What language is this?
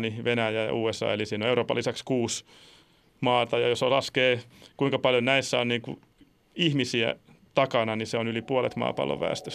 Finnish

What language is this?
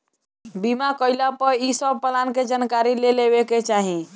Bhojpuri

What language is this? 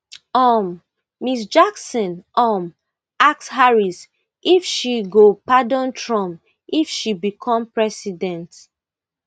Nigerian Pidgin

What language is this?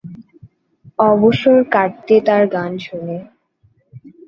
Bangla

